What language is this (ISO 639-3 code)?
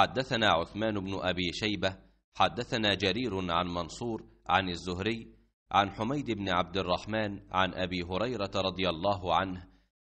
ara